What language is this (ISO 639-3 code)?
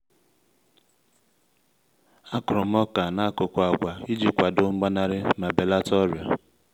ibo